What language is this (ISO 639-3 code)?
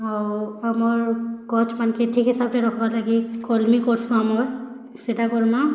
ori